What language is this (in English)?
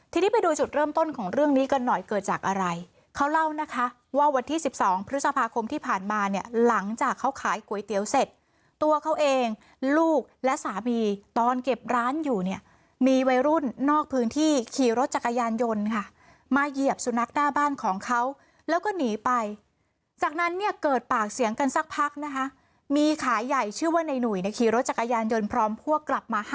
Thai